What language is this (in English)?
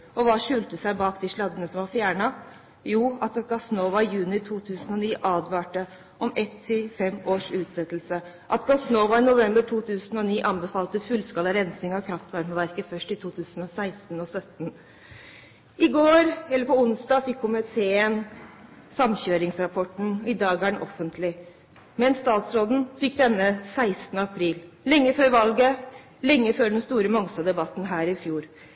Norwegian Bokmål